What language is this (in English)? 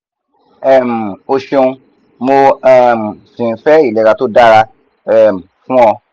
Yoruba